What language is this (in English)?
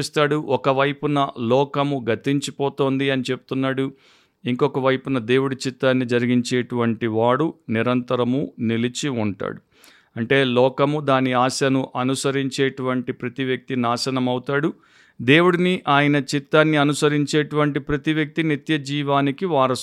Telugu